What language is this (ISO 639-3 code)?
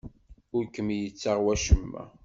kab